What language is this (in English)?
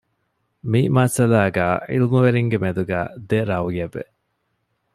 Divehi